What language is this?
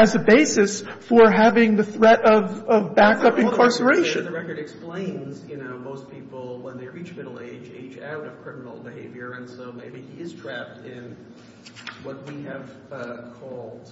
English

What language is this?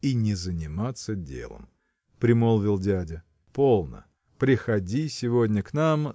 Russian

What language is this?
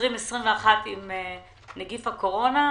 Hebrew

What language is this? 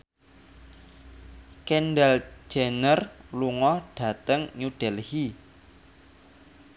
Javanese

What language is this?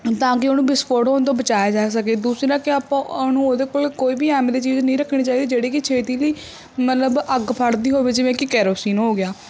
Punjabi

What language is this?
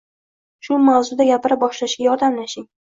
Uzbek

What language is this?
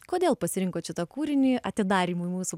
Lithuanian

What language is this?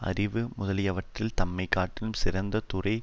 Tamil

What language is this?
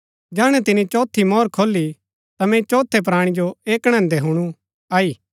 Gaddi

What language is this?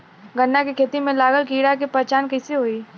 Bhojpuri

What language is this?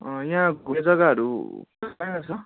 Nepali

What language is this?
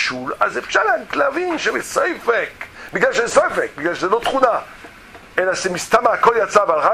Hebrew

